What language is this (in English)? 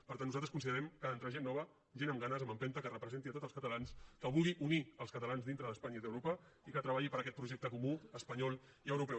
Catalan